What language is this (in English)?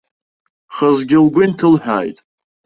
Abkhazian